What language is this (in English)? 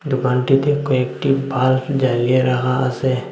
Bangla